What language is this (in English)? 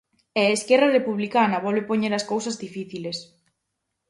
Galician